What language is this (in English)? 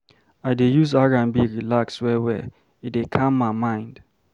Nigerian Pidgin